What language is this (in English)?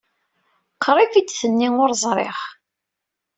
Kabyle